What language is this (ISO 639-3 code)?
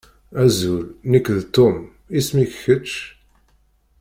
kab